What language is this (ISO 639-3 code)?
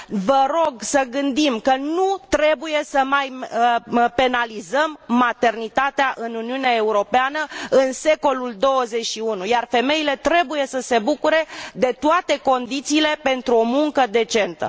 ron